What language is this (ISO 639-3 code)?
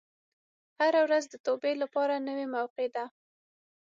pus